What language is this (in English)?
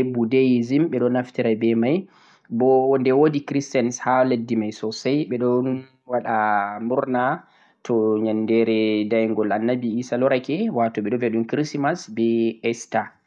Central-Eastern Niger Fulfulde